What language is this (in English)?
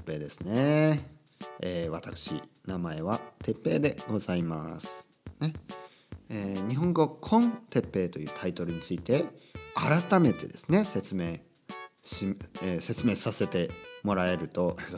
Japanese